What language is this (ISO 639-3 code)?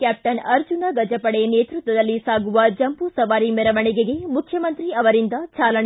kan